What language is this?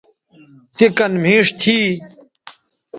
Bateri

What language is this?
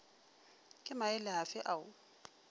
Northern Sotho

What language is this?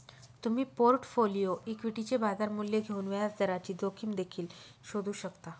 Marathi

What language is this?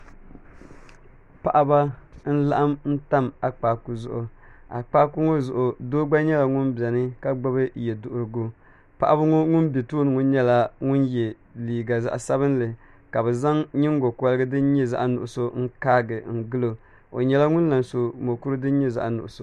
Dagbani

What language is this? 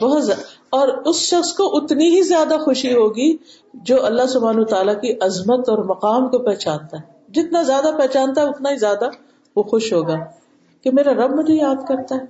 Urdu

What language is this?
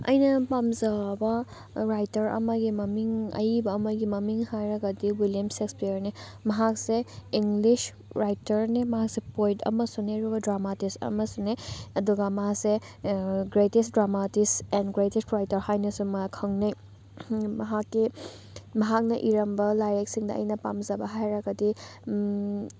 Manipuri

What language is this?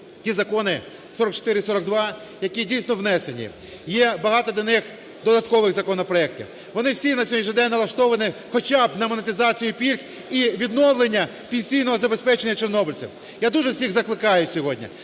Ukrainian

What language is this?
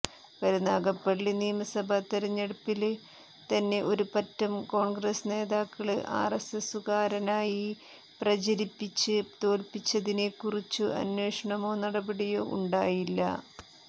Malayalam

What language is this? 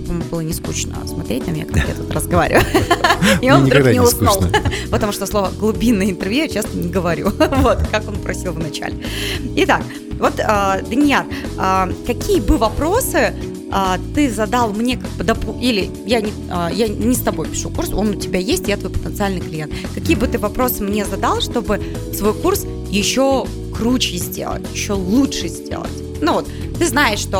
Russian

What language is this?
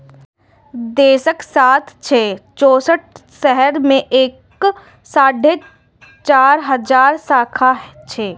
Maithili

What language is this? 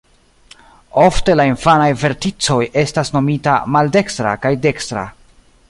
Esperanto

